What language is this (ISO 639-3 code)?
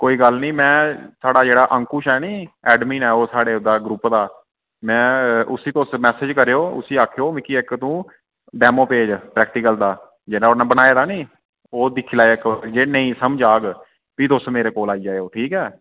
doi